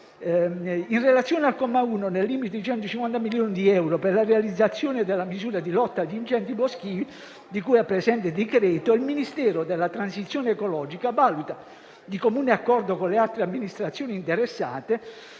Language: Italian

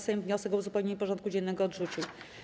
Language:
Polish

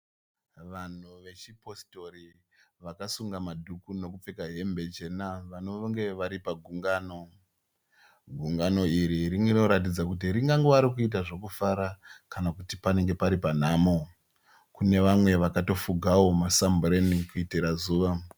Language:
Shona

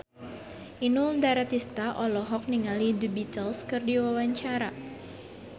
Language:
Sundanese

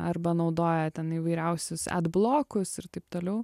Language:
Lithuanian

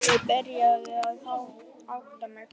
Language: Icelandic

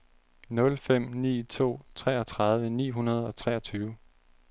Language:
Danish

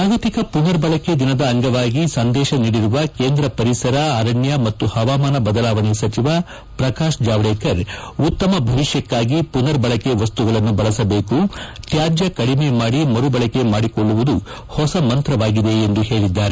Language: Kannada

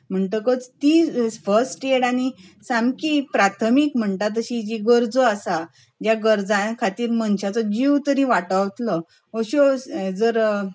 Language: Konkani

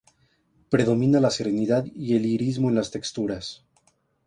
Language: Spanish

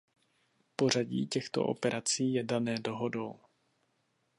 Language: Czech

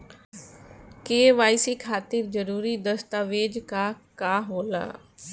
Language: Bhojpuri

